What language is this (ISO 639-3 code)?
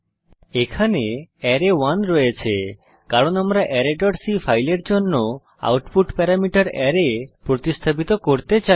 ben